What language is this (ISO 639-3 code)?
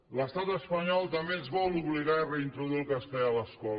cat